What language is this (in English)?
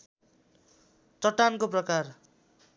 Nepali